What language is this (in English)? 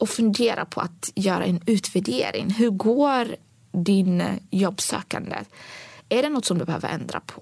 Swedish